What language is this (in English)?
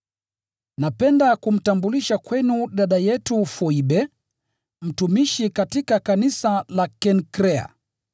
Swahili